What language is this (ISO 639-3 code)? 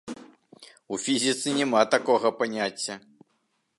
bel